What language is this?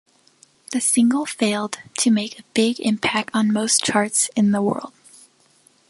English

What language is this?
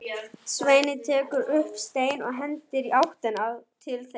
Icelandic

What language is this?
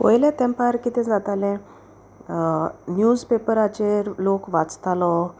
Konkani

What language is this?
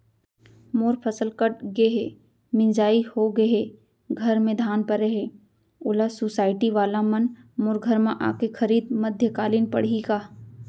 Chhattisgarhi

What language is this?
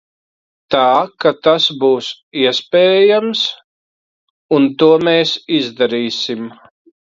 Latvian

